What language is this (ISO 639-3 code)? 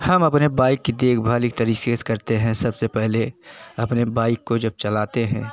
hin